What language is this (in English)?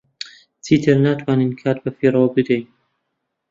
Central Kurdish